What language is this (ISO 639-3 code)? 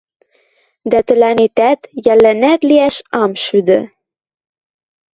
mrj